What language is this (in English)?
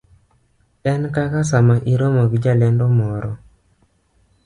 Luo (Kenya and Tanzania)